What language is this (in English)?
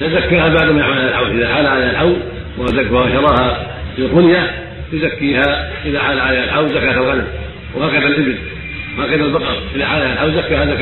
Arabic